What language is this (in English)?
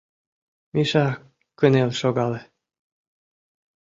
Mari